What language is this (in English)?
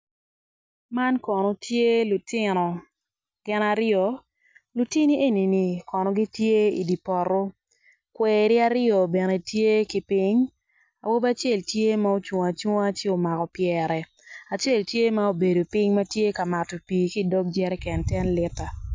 Acoli